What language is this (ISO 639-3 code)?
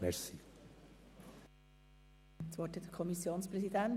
gsw